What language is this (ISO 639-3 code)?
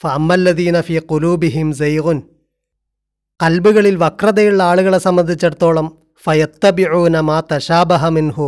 mal